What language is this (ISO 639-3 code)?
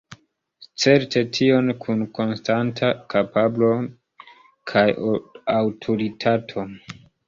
epo